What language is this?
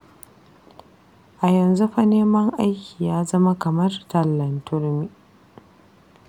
Hausa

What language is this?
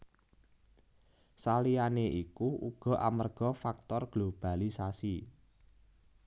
Javanese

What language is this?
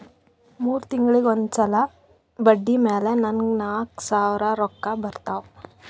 Kannada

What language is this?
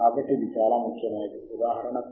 Telugu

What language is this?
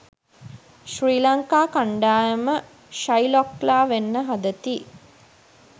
Sinhala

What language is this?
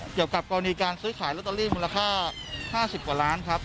Thai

